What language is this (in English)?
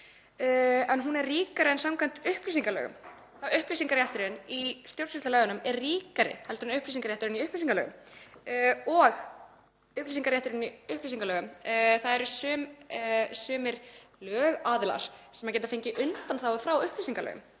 Icelandic